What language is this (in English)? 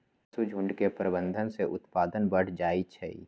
Magahi